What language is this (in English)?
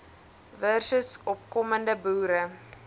Afrikaans